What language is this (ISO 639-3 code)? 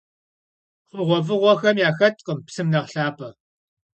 kbd